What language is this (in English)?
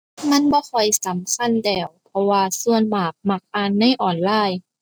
Thai